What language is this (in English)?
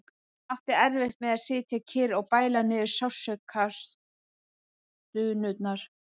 Icelandic